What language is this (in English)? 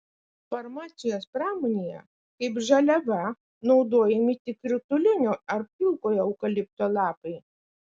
Lithuanian